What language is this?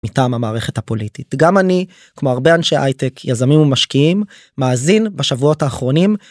Hebrew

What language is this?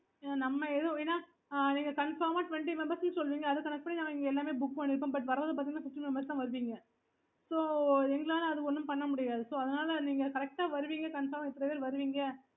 Tamil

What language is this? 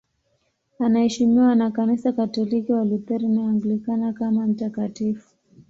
Swahili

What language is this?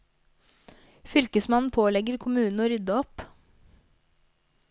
Norwegian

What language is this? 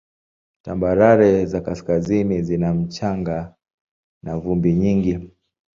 Swahili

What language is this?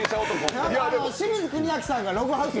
Japanese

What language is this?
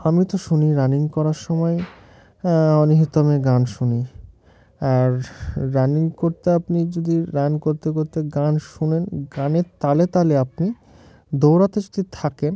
Bangla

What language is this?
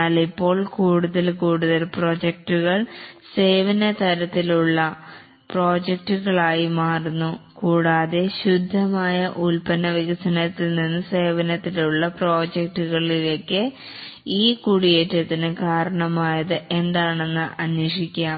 Malayalam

